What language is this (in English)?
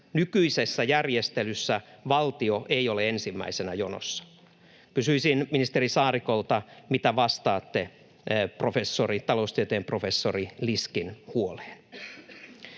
Finnish